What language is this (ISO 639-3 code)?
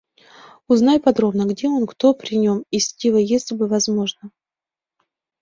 rus